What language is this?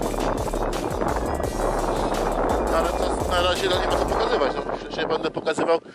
Polish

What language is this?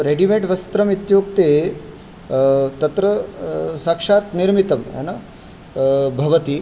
Sanskrit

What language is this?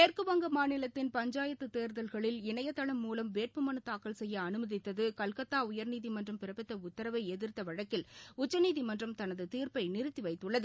Tamil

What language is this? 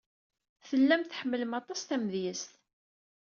Kabyle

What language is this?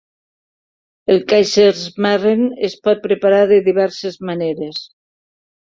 Catalan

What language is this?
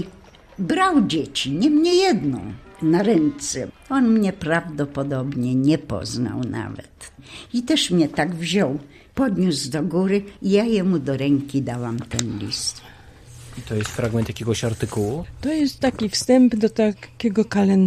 Polish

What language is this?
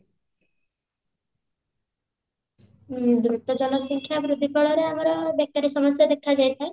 Odia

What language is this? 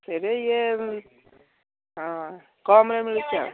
Odia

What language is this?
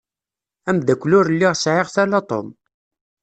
Kabyle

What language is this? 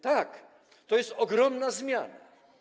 Polish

